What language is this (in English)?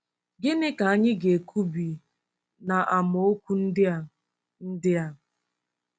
Igbo